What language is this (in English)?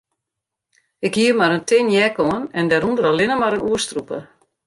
Western Frisian